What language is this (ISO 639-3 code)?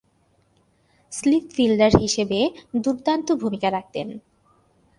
ben